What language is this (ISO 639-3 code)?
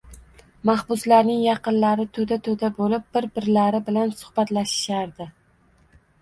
uzb